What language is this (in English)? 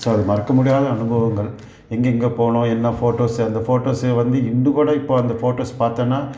Tamil